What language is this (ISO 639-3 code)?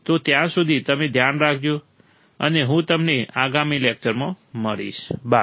guj